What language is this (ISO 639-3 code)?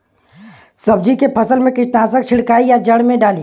bho